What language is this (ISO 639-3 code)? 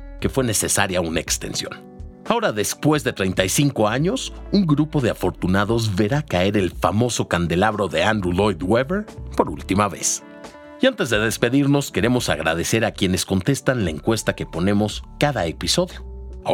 spa